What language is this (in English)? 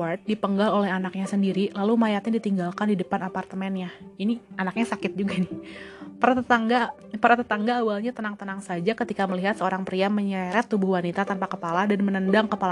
Indonesian